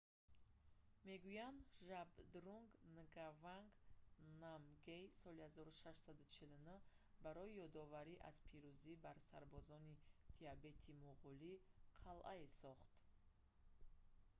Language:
Tajik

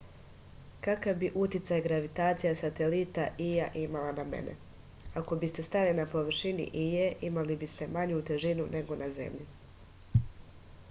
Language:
Serbian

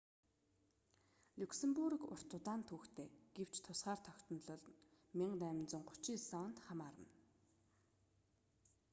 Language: Mongolian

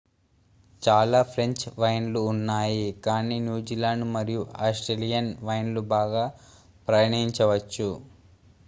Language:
Telugu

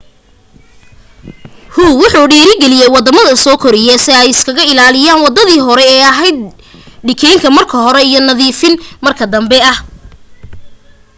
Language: Somali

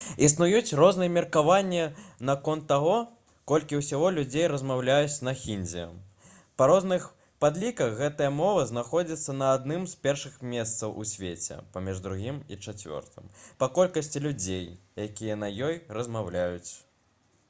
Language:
Belarusian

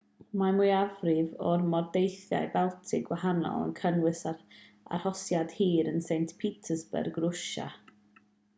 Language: Welsh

